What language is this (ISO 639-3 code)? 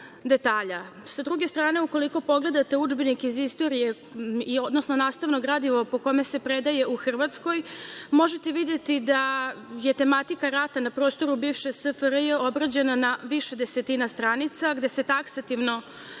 srp